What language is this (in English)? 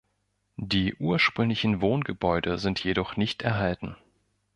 German